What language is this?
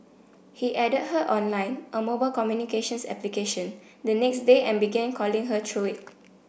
English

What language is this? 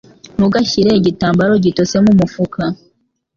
Kinyarwanda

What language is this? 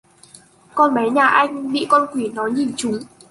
Vietnamese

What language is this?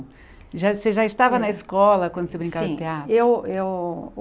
Portuguese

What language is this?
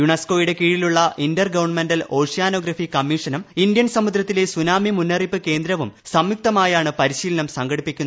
Malayalam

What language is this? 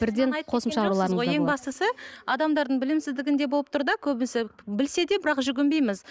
Kazakh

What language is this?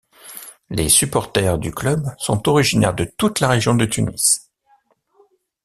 French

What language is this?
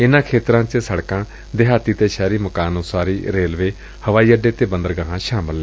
Punjabi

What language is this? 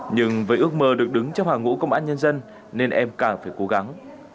Vietnamese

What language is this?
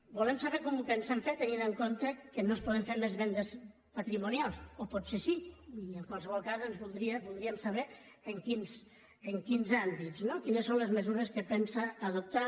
Catalan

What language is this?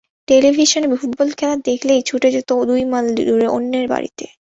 Bangla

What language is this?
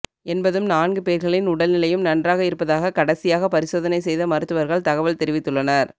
Tamil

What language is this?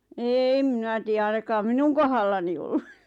Finnish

